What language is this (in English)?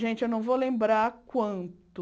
Portuguese